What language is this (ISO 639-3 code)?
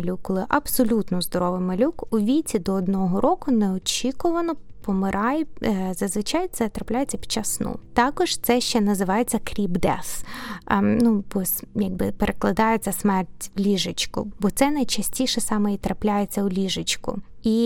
ukr